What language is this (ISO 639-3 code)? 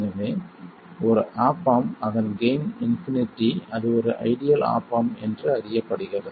tam